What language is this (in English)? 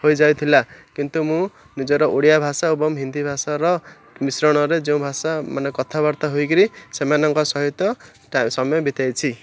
Odia